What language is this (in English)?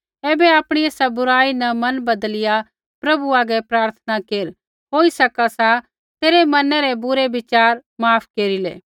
Kullu Pahari